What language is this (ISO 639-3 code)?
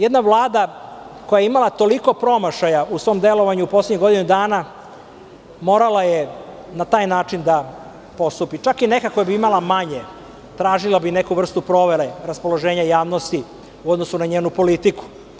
srp